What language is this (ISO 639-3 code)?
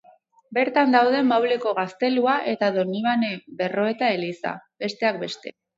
eus